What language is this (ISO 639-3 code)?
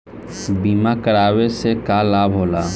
bho